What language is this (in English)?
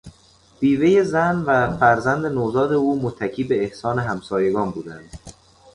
Persian